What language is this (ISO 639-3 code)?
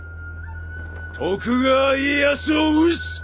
jpn